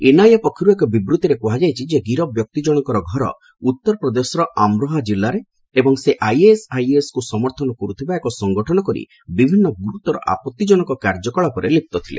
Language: Odia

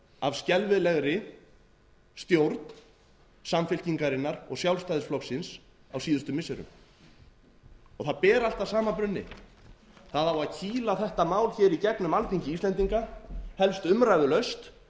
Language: Icelandic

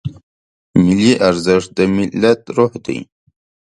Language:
Pashto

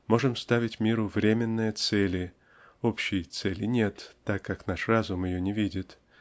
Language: Russian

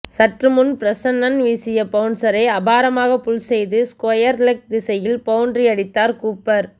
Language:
Tamil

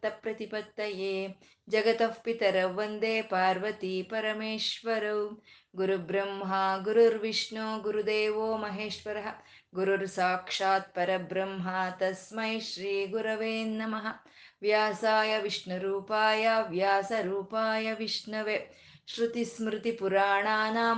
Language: Kannada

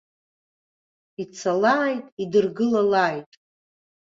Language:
Abkhazian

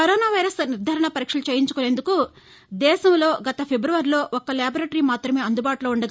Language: Telugu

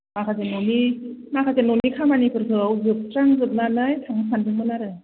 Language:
Bodo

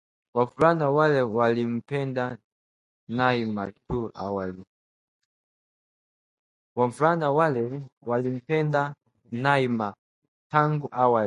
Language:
Swahili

